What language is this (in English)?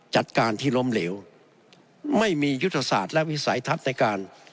Thai